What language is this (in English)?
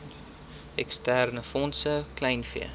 Afrikaans